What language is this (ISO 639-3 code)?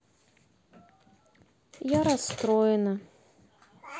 rus